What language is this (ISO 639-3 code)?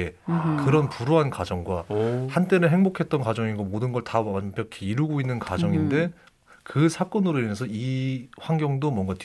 kor